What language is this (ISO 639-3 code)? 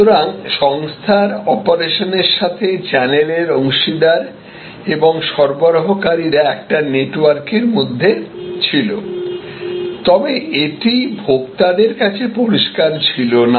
ben